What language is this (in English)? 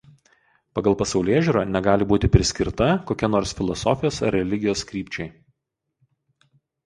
Lithuanian